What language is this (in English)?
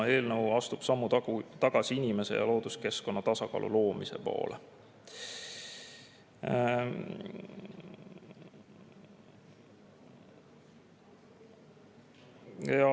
Estonian